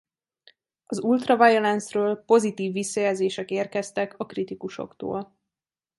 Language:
Hungarian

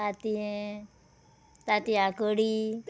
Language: Konkani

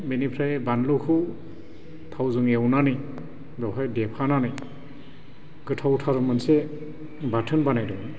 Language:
Bodo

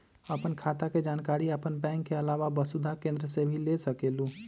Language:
Magahi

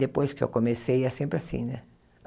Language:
Portuguese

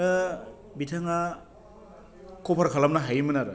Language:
Bodo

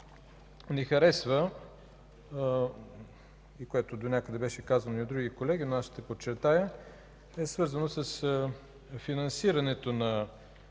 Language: Bulgarian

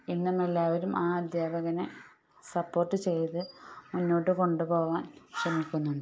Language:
Malayalam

